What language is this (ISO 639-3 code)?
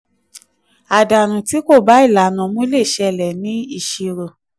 yor